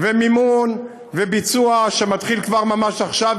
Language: Hebrew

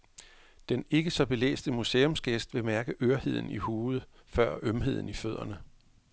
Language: Danish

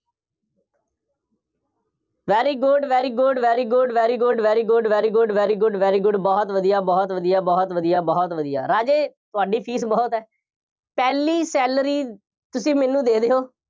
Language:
Punjabi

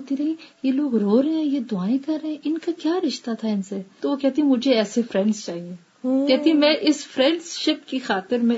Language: Urdu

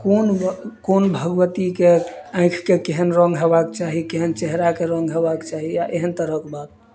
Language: Maithili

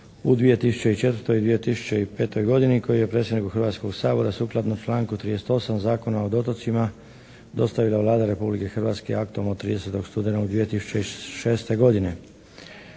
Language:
Croatian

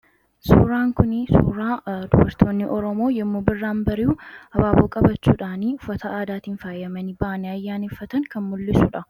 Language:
Oromo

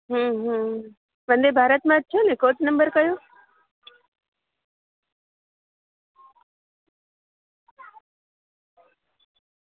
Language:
Gujarati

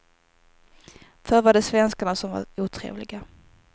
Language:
Swedish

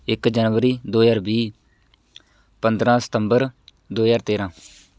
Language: Punjabi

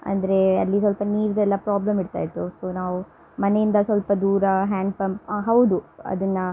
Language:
Kannada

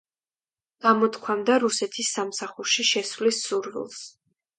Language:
Georgian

